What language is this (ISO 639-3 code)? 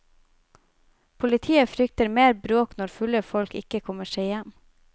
nor